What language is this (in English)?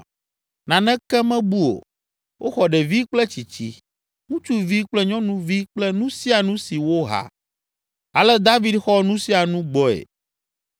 Ewe